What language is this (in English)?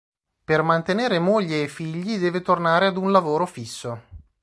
Italian